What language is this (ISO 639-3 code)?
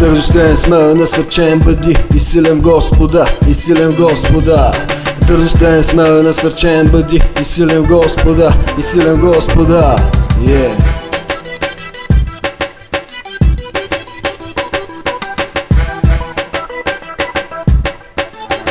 bul